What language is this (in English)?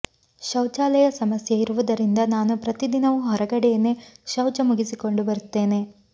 Kannada